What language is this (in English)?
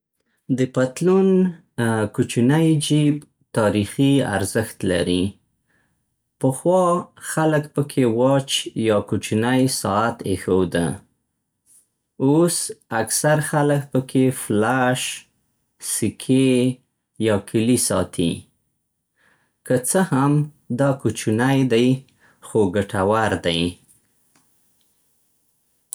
Central Pashto